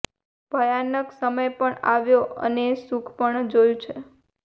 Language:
Gujarati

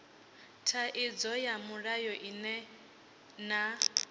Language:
Venda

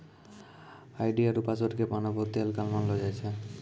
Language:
Maithili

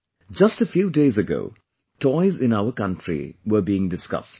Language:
English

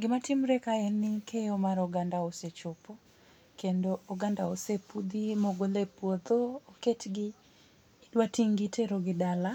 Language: Luo (Kenya and Tanzania)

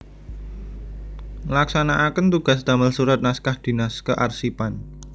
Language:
Javanese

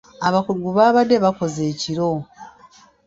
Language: Ganda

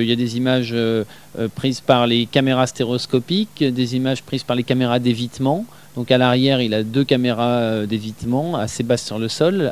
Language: French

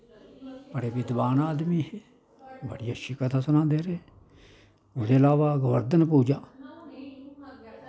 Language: Dogri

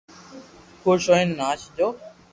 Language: Loarki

